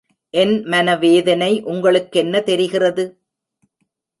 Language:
Tamil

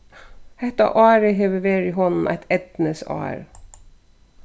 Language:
Faroese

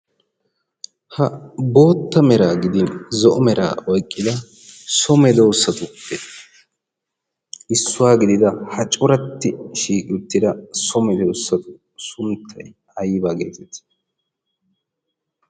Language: Wolaytta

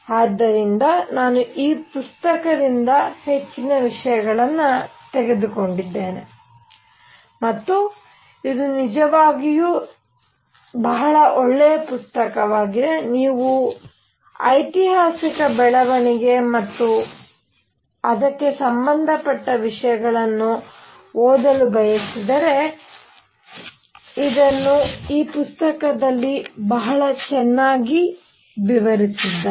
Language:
Kannada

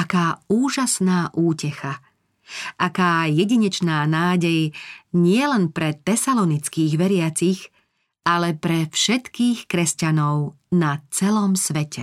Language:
Slovak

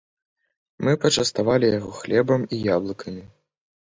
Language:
Belarusian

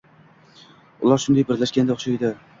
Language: Uzbek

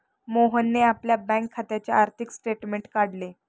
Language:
Marathi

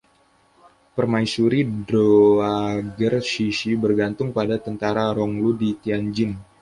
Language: Indonesian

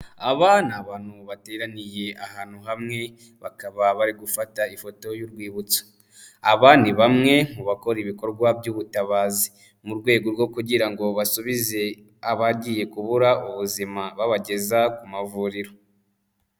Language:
Kinyarwanda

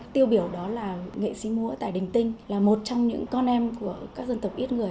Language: Vietnamese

